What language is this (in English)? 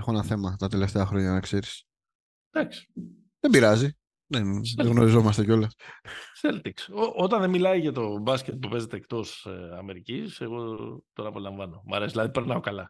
Greek